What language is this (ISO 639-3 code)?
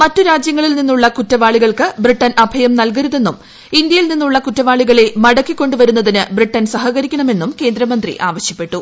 mal